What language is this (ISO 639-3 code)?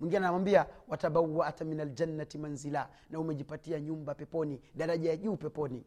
swa